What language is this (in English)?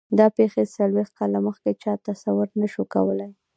Pashto